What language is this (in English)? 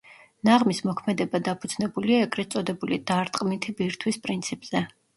Georgian